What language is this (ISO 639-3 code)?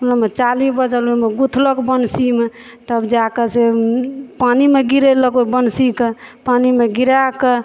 mai